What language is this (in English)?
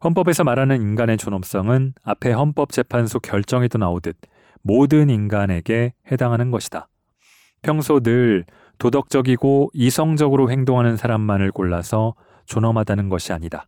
Korean